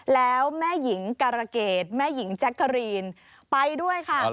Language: Thai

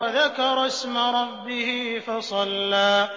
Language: Arabic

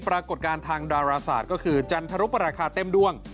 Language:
Thai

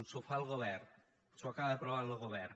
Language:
Catalan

